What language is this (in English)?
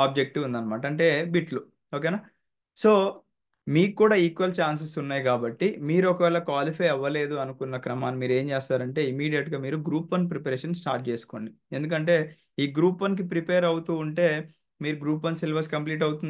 Telugu